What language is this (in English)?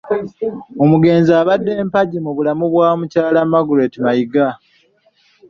Ganda